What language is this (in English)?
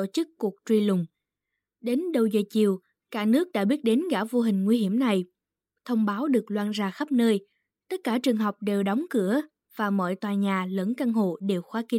Vietnamese